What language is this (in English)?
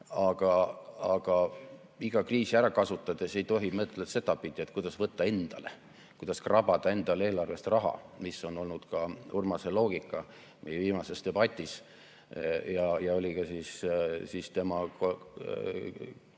Estonian